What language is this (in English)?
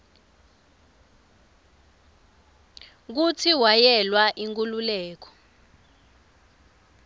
Swati